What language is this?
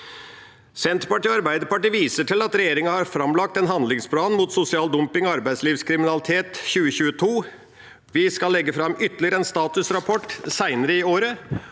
Norwegian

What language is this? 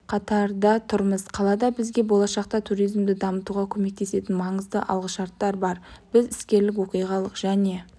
Kazakh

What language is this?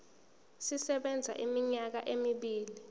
Zulu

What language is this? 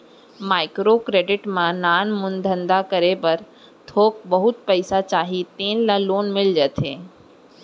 Chhattisgarhi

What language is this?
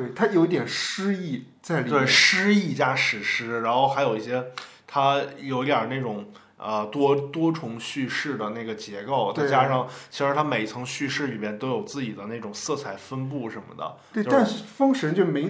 Chinese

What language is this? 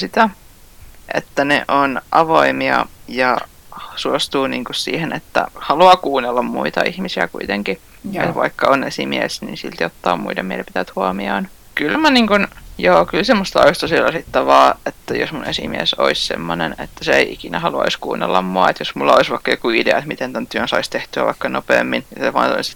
Finnish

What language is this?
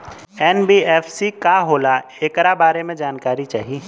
Bhojpuri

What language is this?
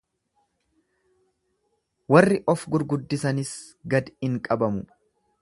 Oromo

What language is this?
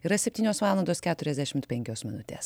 Lithuanian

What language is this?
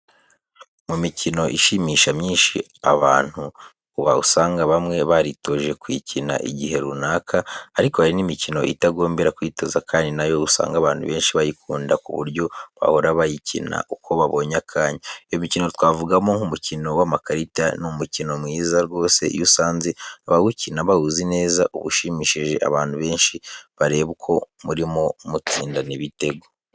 Kinyarwanda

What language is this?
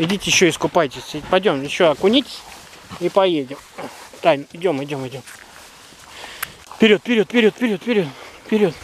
Russian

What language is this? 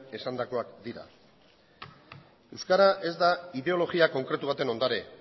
Basque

